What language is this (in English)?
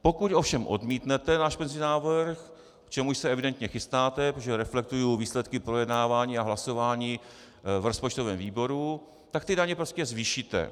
Czech